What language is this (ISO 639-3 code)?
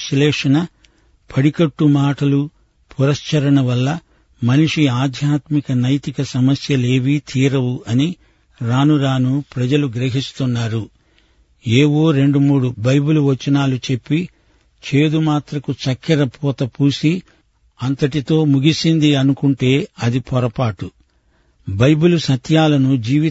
tel